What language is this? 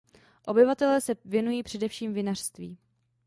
Czech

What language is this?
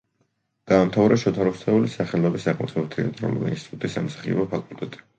Georgian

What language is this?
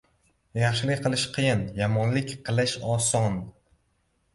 Uzbek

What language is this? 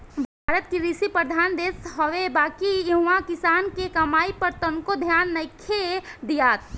Bhojpuri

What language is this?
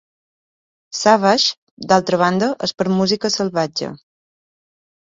Catalan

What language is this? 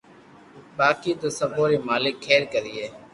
Loarki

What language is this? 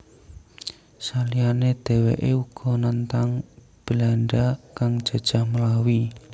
Javanese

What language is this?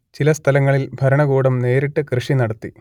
Malayalam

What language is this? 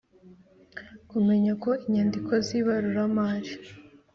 Kinyarwanda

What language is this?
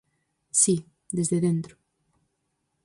Galician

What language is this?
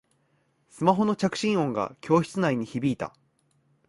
Japanese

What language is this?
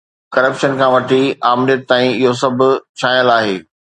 Sindhi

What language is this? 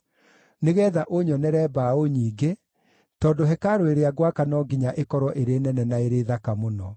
Kikuyu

